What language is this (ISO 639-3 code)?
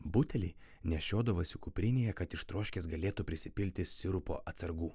lit